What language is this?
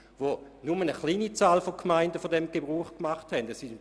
Swiss German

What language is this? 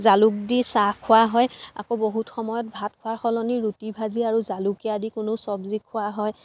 Assamese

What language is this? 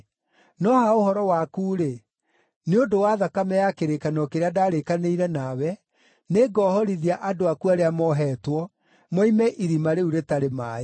Kikuyu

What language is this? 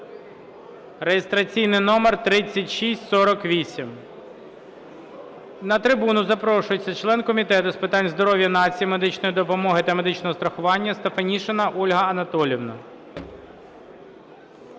Ukrainian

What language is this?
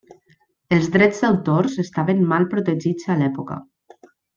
Catalan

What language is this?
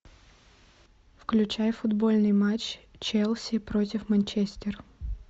Russian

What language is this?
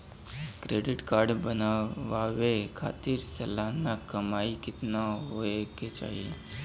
Bhojpuri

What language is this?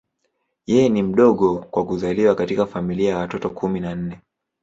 Swahili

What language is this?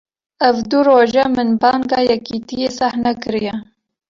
Kurdish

